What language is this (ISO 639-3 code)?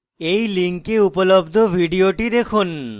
ben